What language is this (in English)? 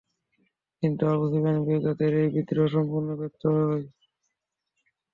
Bangla